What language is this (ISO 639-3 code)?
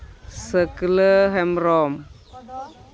sat